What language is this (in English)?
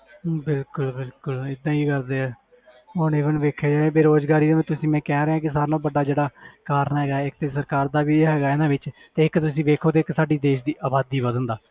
Punjabi